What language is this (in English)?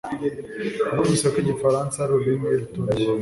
Kinyarwanda